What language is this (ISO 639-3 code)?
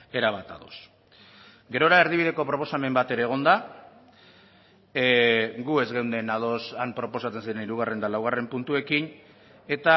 eus